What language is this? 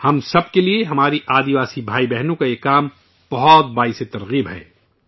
Urdu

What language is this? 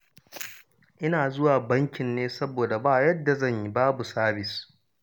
Hausa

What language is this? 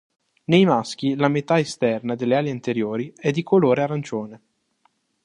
Italian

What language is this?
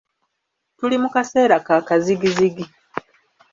Ganda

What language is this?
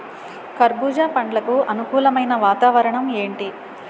Telugu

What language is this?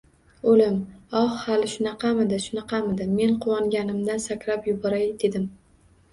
Uzbek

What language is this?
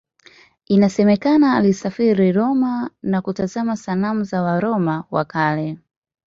Swahili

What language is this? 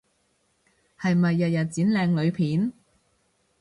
Cantonese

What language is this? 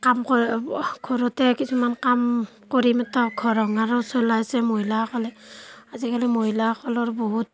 Assamese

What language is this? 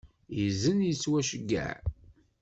Kabyle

